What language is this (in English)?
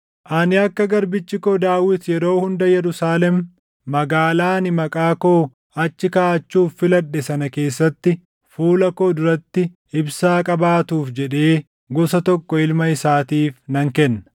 Oromo